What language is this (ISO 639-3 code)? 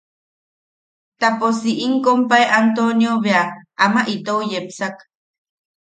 yaq